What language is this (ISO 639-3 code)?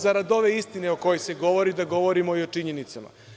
srp